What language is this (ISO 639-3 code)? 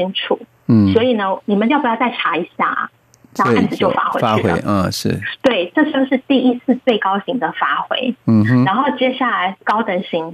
zho